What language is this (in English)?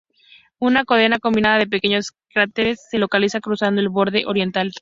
Spanish